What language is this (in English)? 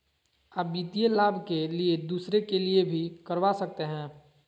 Magahi